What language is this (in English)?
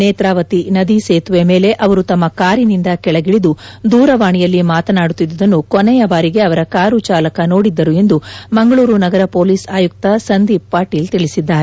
Kannada